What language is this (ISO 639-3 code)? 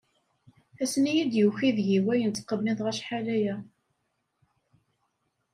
kab